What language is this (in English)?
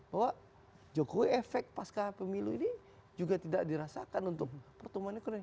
Indonesian